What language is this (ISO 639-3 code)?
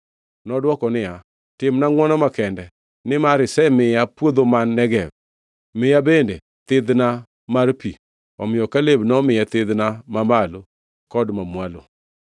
luo